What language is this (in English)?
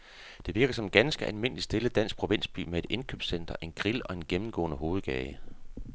Danish